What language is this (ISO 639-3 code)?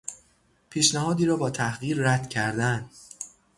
fas